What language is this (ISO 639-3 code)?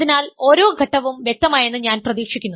mal